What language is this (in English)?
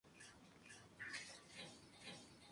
Spanish